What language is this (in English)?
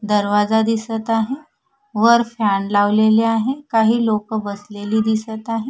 Marathi